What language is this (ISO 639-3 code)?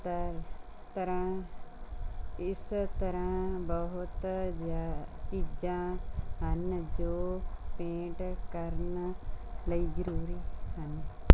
pan